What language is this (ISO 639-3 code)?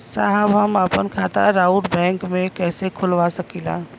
bho